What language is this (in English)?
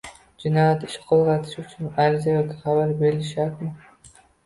Uzbek